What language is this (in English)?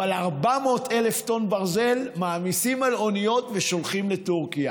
Hebrew